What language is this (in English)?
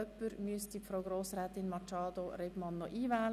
Swiss German